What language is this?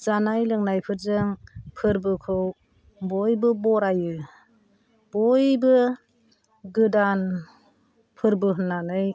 Bodo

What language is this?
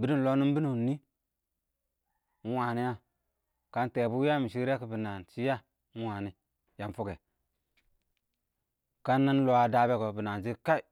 Awak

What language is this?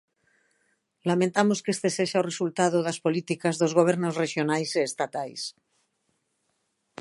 Galician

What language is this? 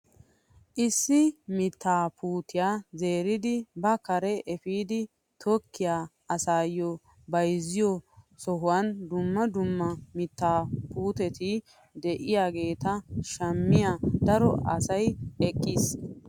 Wolaytta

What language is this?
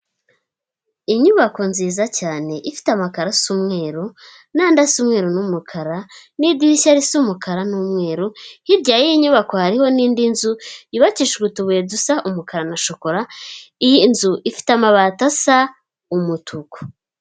Kinyarwanda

